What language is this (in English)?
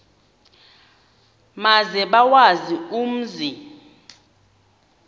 Xhosa